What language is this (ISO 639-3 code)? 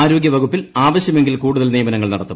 mal